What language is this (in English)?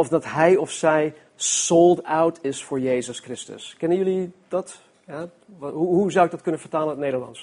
Dutch